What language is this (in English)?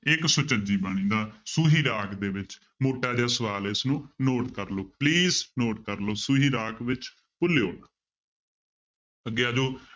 Punjabi